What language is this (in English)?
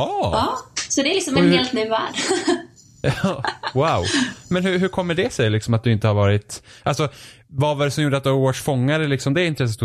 Swedish